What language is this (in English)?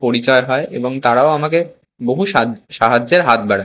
Bangla